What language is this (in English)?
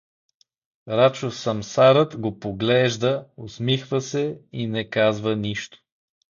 Bulgarian